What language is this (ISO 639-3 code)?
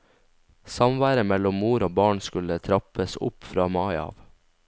nor